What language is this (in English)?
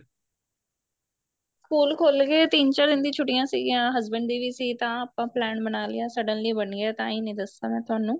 Punjabi